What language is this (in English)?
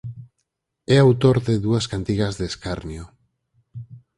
Galician